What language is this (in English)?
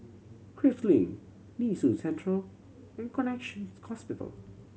English